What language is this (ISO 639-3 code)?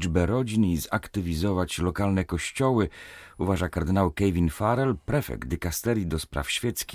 pol